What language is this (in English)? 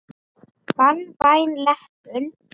Icelandic